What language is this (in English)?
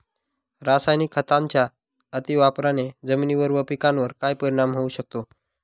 Marathi